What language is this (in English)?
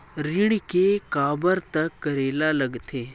Chhattisgarhi